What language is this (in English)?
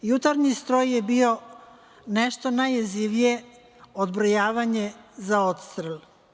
Serbian